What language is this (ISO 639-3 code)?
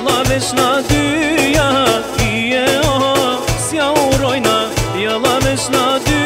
ron